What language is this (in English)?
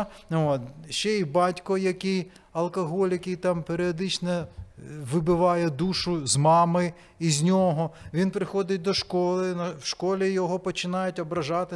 Ukrainian